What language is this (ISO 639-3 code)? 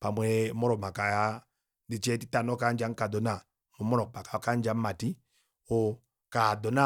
kua